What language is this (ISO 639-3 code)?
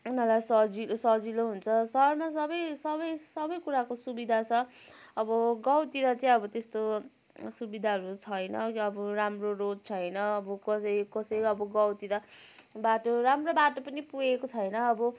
nep